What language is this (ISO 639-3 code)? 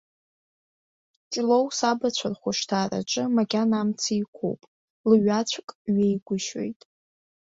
abk